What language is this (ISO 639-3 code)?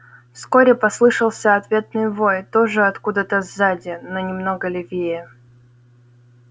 rus